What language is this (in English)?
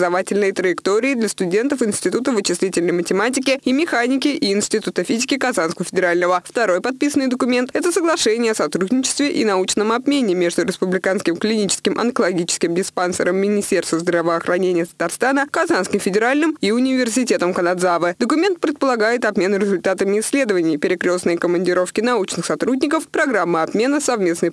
Russian